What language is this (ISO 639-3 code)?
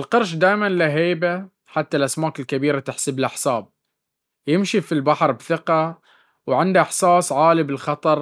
abv